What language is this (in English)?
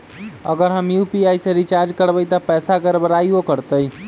Magahi